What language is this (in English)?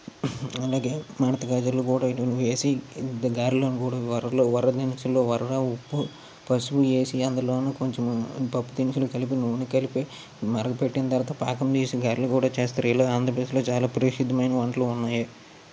Telugu